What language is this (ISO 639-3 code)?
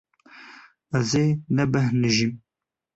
kur